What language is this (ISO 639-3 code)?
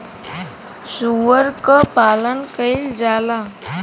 bho